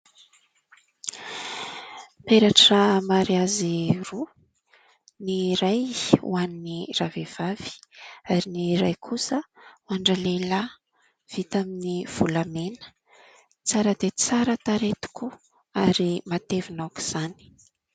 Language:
Malagasy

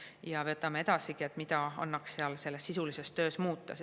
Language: Estonian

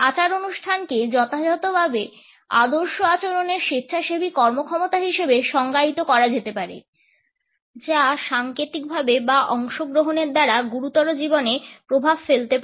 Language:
Bangla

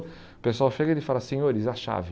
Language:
Portuguese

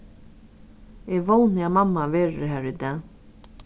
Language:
Faroese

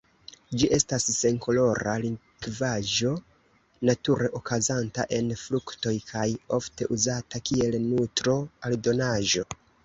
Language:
Esperanto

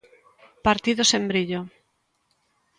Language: Galician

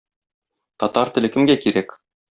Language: Tatar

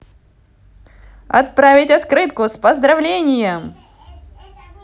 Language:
Russian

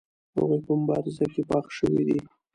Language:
Pashto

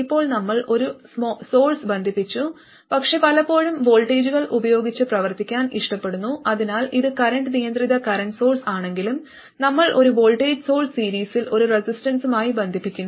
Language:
Malayalam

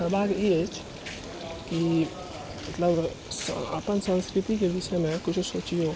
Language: Maithili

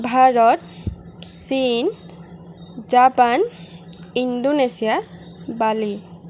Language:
Assamese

